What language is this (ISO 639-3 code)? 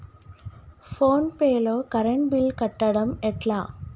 tel